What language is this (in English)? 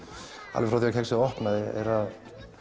Icelandic